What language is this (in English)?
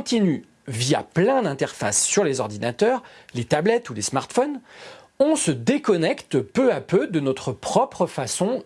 French